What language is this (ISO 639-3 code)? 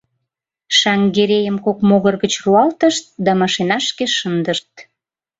chm